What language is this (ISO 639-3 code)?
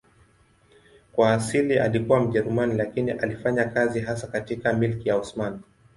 swa